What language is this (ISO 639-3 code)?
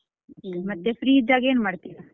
kan